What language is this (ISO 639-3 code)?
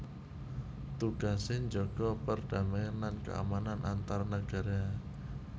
jav